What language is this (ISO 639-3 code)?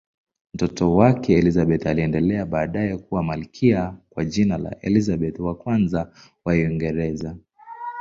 swa